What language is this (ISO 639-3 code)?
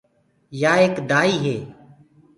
ggg